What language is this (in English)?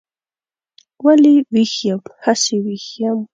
Pashto